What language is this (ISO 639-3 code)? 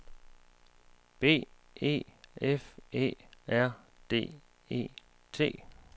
dan